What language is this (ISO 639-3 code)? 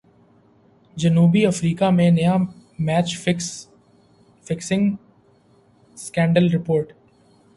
urd